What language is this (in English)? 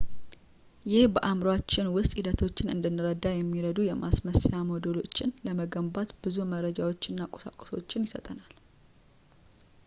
Amharic